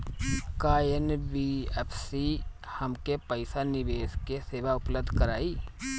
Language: Bhojpuri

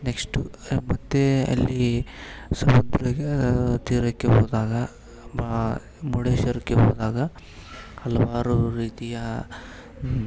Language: Kannada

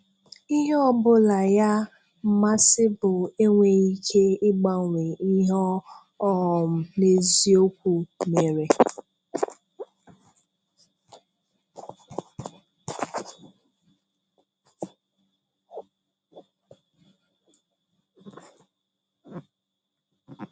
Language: Igbo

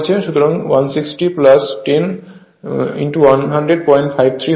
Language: Bangla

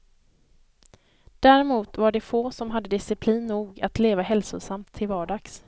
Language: Swedish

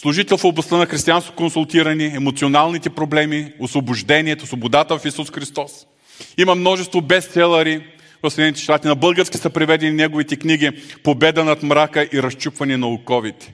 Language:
Bulgarian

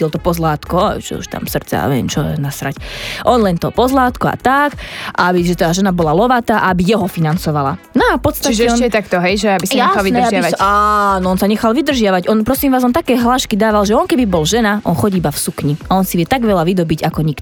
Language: Slovak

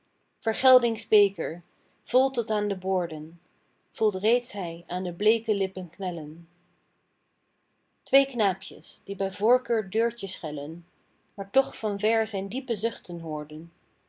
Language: Dutch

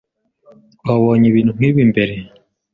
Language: Kinyarwanda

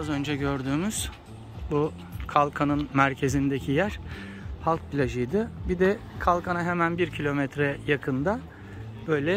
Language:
Turkish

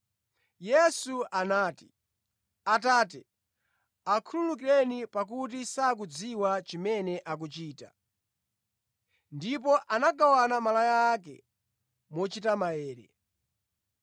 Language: Nyanja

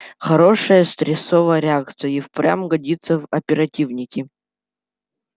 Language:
Russian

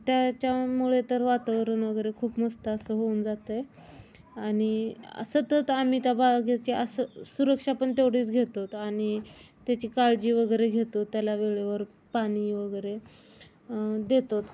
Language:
Marathi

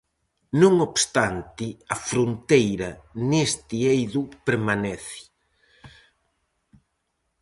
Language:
Galician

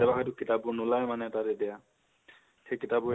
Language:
Assamese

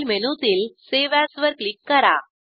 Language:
Marathi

